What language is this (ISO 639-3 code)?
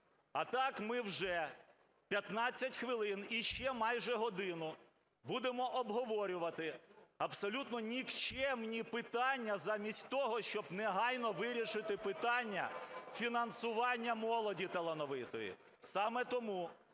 ukr